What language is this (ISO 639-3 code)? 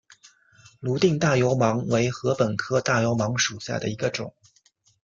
zho